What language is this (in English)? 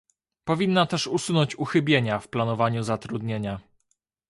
Polish